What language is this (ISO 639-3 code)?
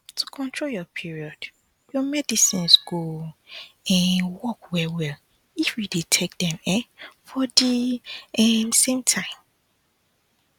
pcm